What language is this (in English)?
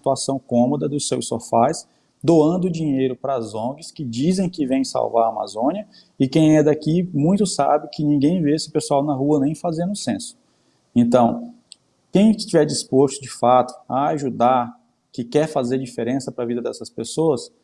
Portuguese